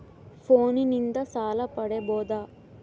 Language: Kannada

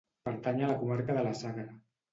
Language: Catalan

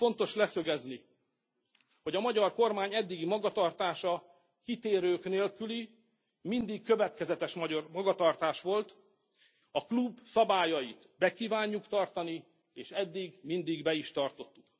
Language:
Hungarian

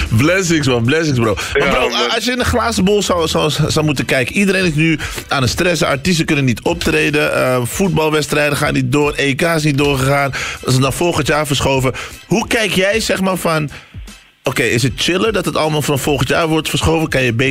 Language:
Dutch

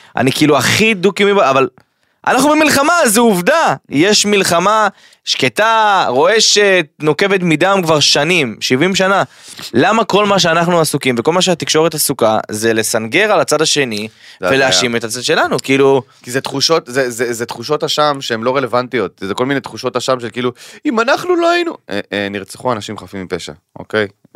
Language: Hebrew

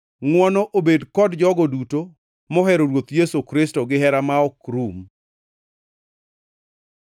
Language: Luo (Kenya and Tanzania)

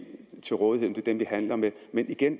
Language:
Danish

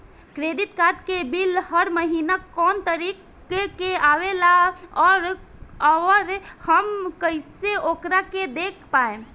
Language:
Bhojpuri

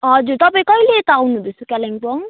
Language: Nepali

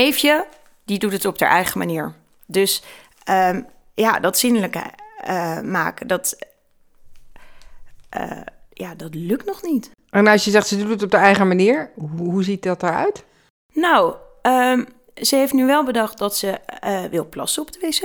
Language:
Dutch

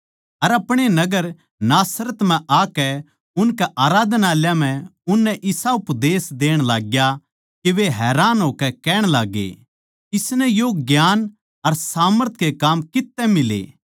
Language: Haryanvi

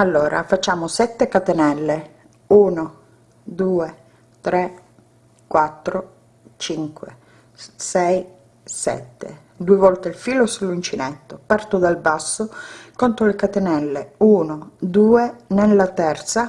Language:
Italian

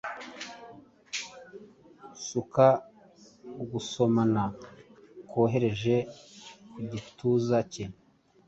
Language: Kinyarwanda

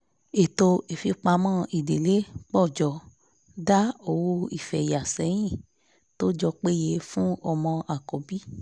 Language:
Yoruba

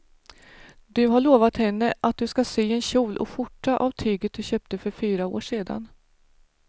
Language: Swedish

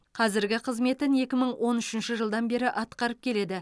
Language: Kazakh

